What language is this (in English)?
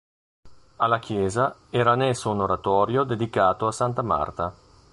Italian